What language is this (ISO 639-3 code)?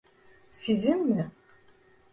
tur